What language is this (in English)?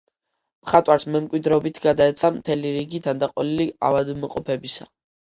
Georgian